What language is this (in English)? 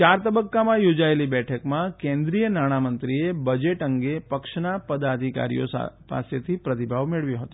Gujarati